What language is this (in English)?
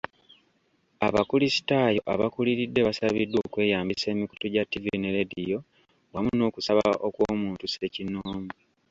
Ganda